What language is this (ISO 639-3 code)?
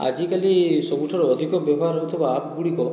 ori